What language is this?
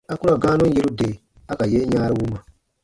Baatonum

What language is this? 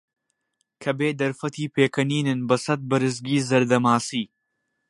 Central Kurdish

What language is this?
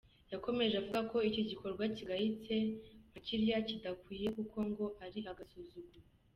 Kinyarwanda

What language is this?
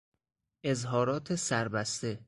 Persian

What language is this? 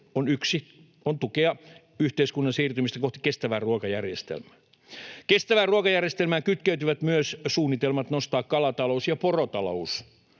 Finnish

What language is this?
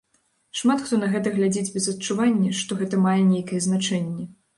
Belarusian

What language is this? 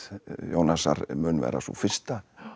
Icelandic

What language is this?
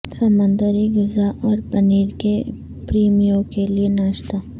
Urdu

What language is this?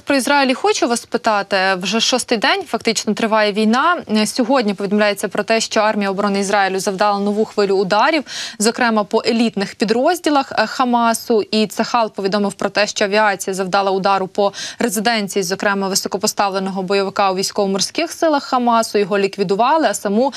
Ukrainian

